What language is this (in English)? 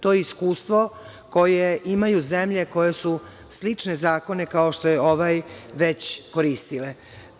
Serbian